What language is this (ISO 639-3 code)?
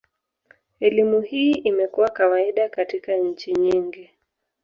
swa